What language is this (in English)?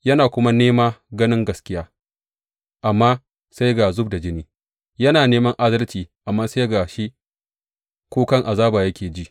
Hausa